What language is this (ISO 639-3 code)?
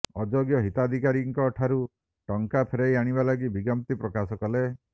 ori